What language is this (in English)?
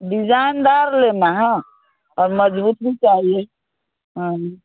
Hindi